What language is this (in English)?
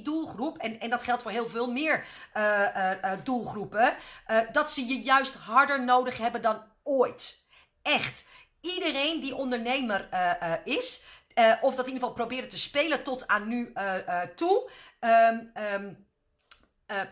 Dutch